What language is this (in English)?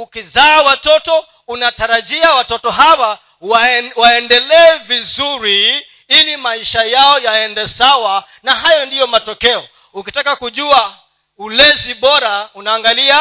Swahili